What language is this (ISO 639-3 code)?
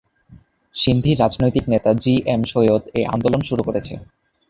ben